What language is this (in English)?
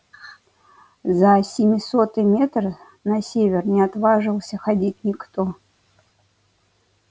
Russian